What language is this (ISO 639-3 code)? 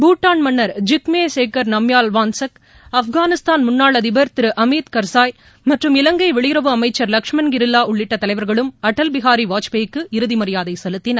tam